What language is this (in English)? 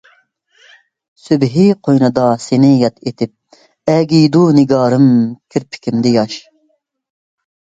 Uyghur